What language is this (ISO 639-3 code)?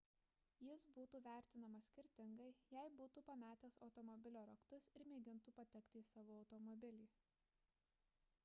lit